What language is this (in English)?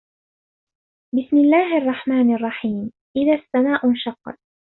Arabic